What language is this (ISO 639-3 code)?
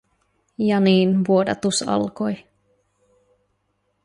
fin